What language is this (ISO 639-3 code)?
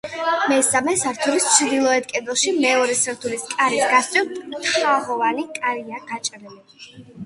kat